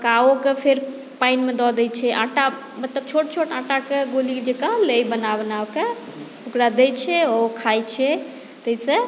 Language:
Maithili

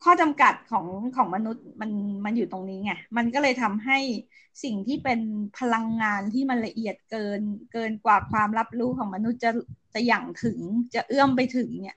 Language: Thai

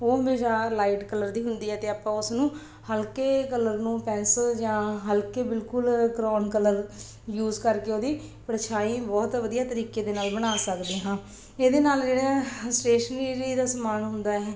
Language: Punjabi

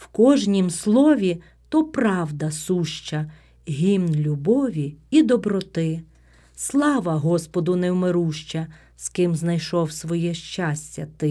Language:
Ukrainian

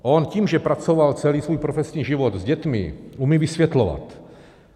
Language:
Czech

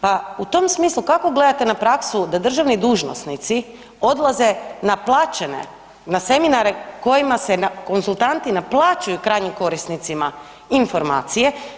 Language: Croatian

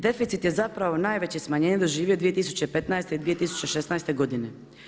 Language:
Croatian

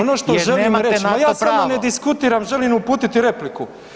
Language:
Croatian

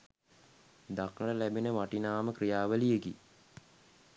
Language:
Sinhala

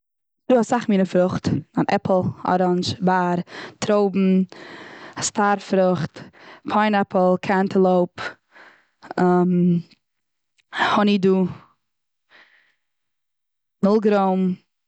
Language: Yiddish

